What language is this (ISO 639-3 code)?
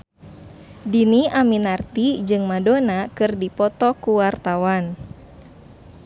sun